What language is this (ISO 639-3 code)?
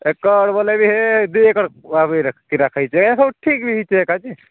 ori